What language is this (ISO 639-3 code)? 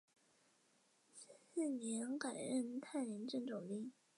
zho